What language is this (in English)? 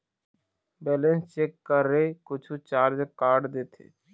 Chhattisgarhi